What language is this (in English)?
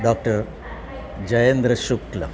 Gujarati